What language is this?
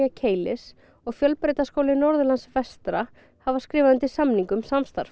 Icelandic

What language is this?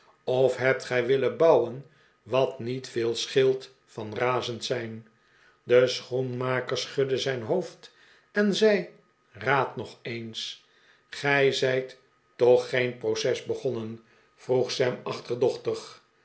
Dutch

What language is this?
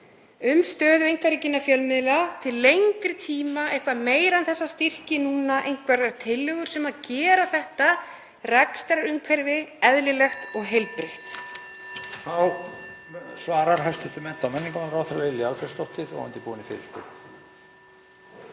Icelandic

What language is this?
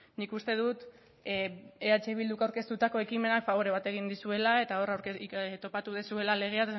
Basque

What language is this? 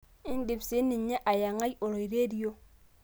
Masai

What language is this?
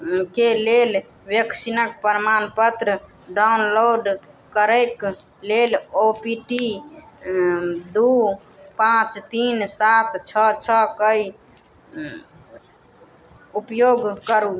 Maithili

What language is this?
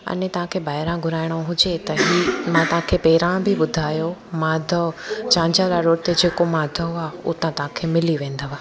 Sindhi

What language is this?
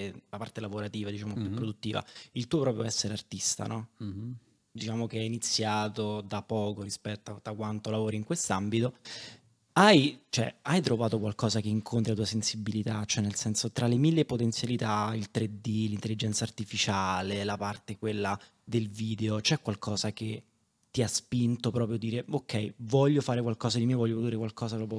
Italian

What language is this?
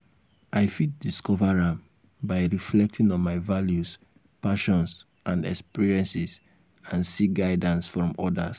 Nigerian Pidgin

